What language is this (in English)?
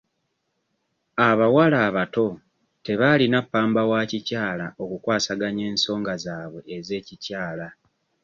Ganda